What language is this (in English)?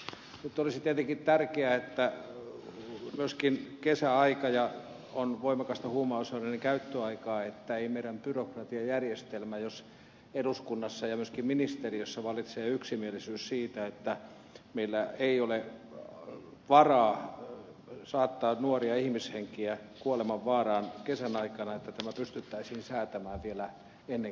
Finnish